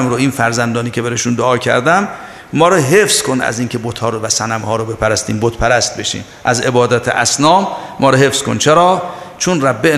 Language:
Persian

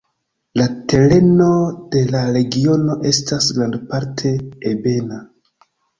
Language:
Esperanto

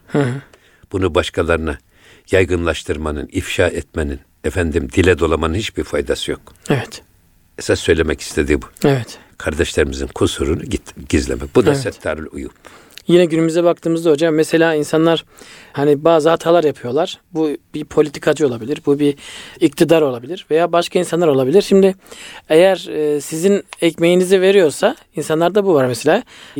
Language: Turkish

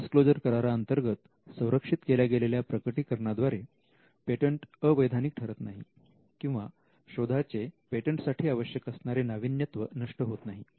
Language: Marathi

